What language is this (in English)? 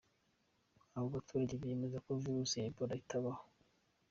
Kinyarwanda